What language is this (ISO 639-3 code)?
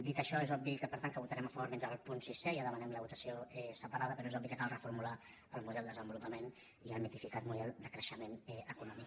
cat